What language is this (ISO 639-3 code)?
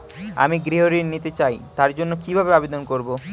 ben